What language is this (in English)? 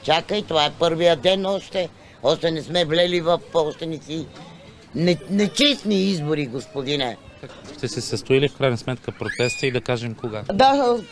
Bulgarian